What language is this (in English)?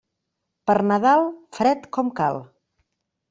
Catalan